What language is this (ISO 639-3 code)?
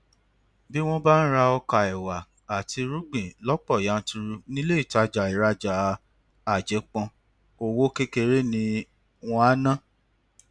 yor